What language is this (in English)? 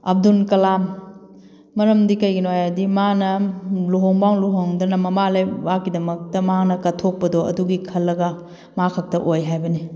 Manipuri